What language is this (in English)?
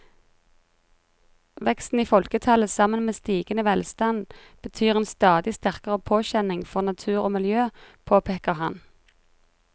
Norwegian